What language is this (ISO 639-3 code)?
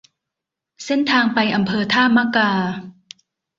tha